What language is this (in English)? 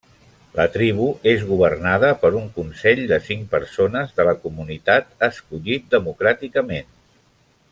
Catalan